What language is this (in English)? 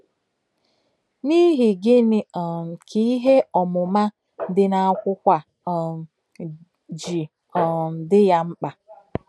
Igbo